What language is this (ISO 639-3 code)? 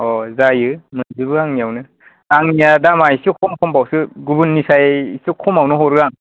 brx